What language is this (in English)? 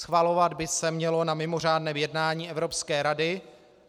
Czech